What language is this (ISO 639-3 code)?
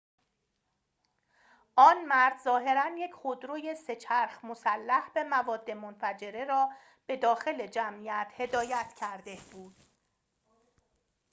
fas